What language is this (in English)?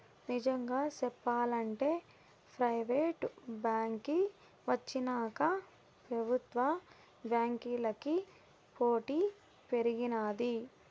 Telugu